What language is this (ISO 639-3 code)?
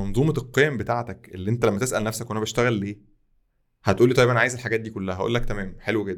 ara